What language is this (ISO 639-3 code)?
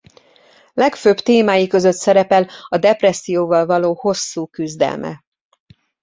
hun